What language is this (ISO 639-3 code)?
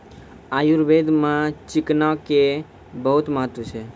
mai